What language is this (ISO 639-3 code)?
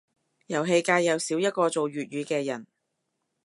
yue